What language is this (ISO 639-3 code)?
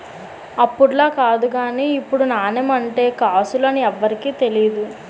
tel